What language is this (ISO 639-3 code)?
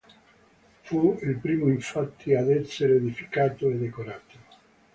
ita